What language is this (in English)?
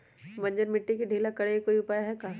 Magahi